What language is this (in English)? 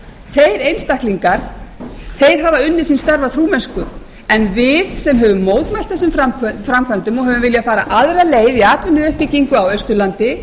Icelandic